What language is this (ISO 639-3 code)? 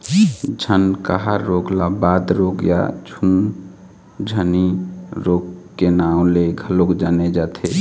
hne